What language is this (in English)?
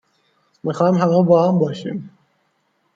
Persian